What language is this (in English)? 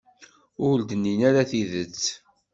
Kabyle